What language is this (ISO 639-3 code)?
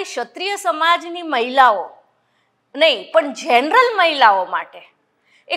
guj